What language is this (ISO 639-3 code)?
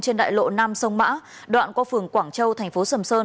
vie